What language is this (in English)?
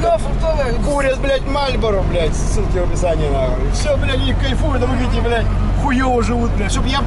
Russian